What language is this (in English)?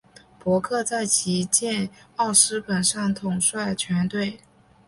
Chinese